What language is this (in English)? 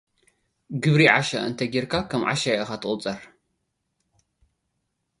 Tigrinya